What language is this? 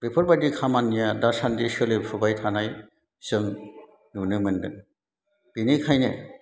Bodo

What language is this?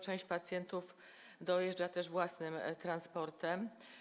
Polish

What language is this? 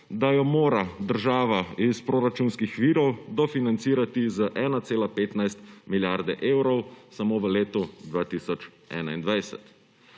Slovenian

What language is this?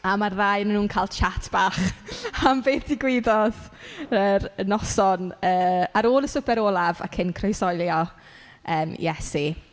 Welsh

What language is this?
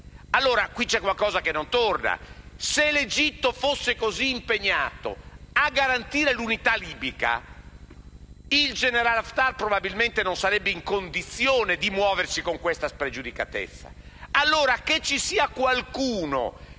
Italian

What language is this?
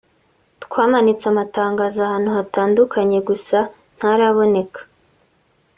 Kinyarwanda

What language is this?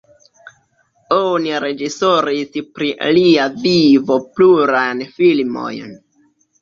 Esperanto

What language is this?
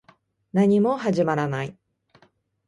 Japanese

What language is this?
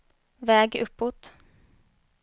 Swedish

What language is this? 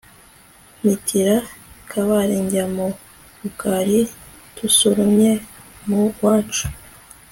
Kinyarwanda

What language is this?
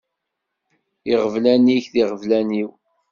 Kabyle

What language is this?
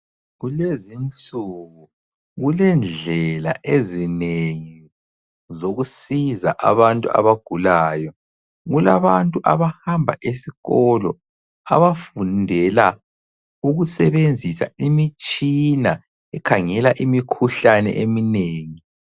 North Ndebele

